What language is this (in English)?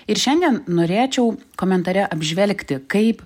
Lithuanian